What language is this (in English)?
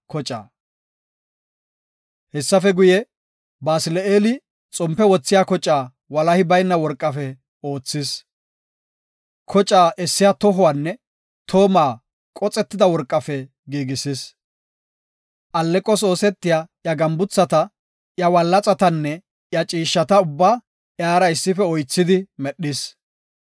Gofa